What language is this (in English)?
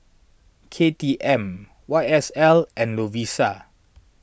English